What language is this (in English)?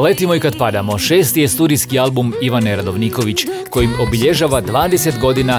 Croatian